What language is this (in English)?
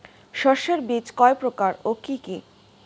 Bangla